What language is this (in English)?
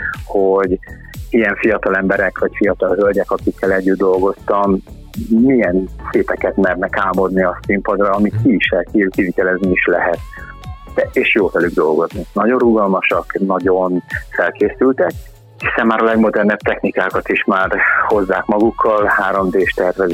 Hungarian